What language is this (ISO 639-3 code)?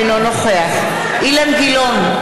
heb